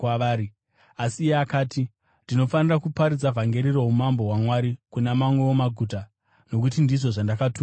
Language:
Shona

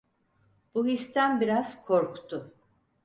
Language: Turkish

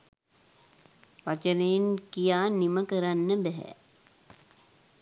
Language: Sinhala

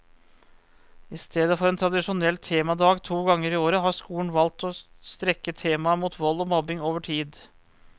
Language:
Norwegian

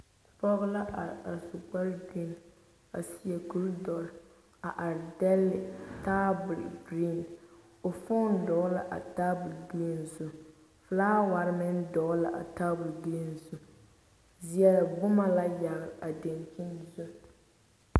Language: Southern Dagaare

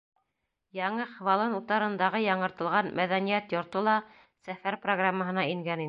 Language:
Bashkir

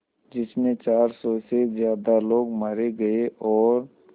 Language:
Hindi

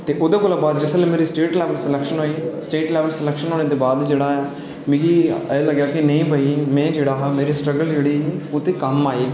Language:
Dogri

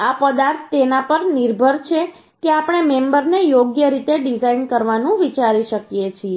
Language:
Gujarati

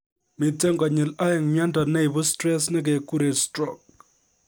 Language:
Kalenjin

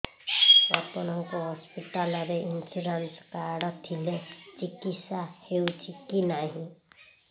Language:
Odia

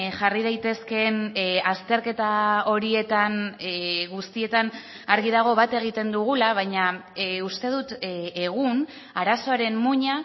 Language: Basque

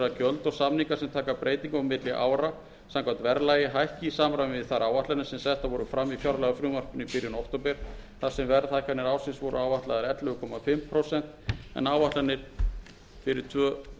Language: Icelandic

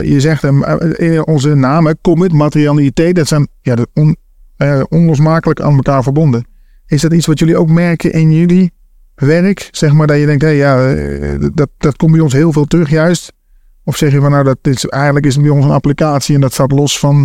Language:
Dutch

